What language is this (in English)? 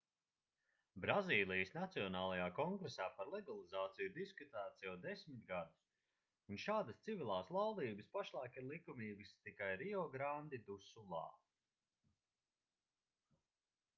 Latvian